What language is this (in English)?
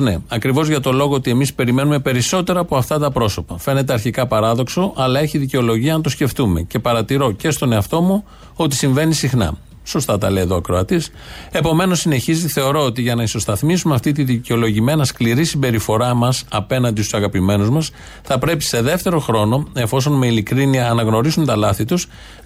Greek